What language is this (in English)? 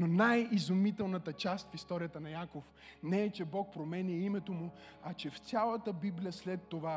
Bulgarian